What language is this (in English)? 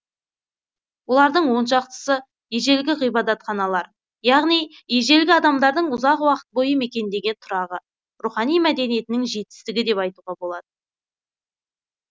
Kazakh